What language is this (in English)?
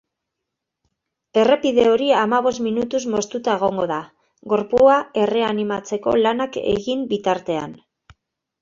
Basque